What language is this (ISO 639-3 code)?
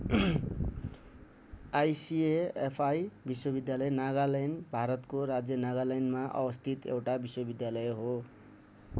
nep